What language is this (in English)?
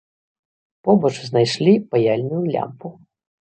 Belarusian